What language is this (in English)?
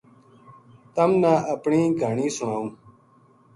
Gujari